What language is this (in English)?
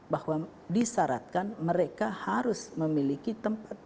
Indonesian